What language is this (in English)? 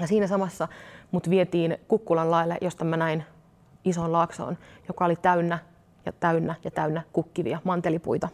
Finnish